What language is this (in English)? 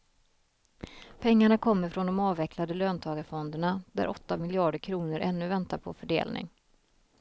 Swedish